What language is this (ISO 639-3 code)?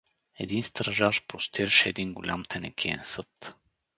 bul